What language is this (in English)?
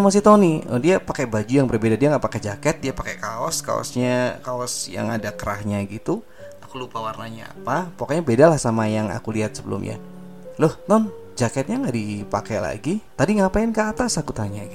Indonesian